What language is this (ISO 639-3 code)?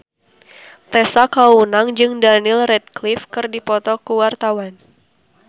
sun